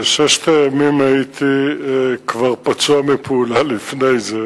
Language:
Hebrew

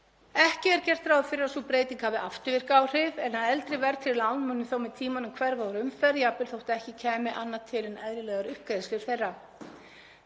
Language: Icelandic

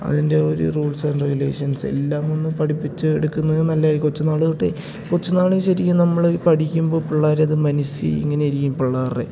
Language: Malayalam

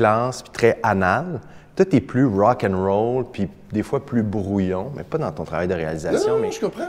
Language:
French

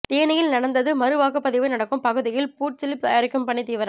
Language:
Tamil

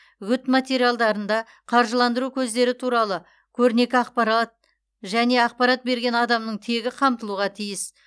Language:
Kazakh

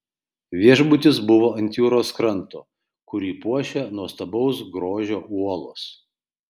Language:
Lithuanian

